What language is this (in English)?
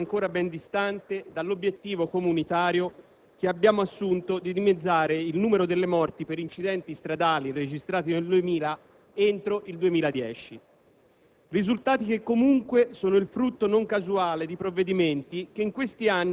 Italian